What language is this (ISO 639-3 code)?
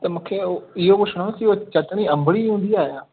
snd